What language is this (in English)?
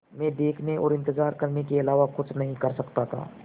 Hindi